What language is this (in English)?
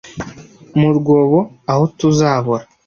Kinyarwanda